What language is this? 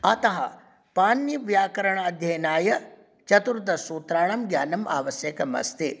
Sanskrit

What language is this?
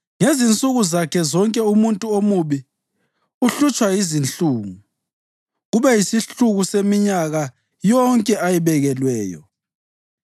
North Ndebele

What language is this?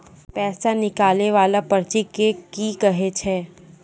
Maithili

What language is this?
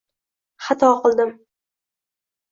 Uzbek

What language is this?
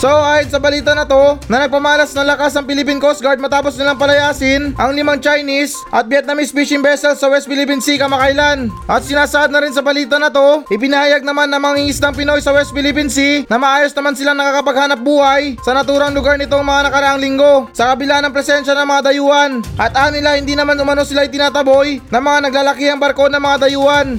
Filipino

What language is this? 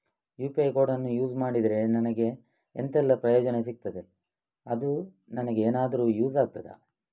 Kannada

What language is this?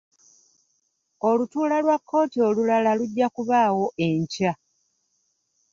Ganda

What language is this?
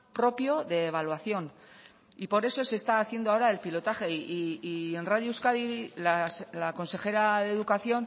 Spanish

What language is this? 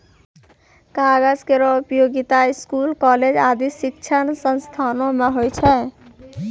Maithili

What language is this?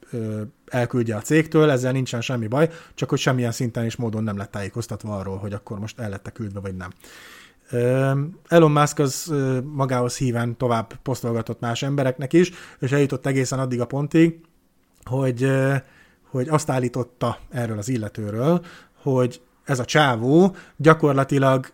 Hungarian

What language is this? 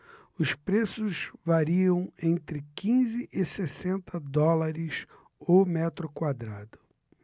Portuguese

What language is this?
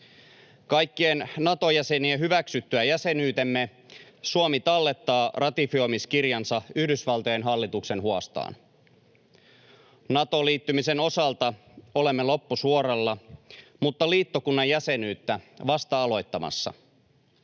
Finnish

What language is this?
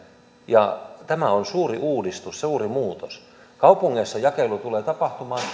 Finnish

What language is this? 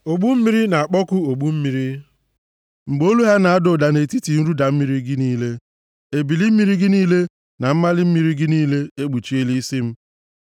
Igbo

